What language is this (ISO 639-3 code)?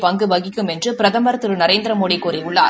tam